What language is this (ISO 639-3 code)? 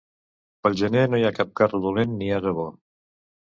cat